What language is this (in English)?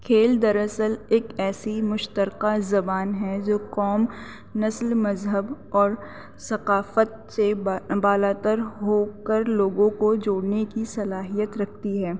Urdu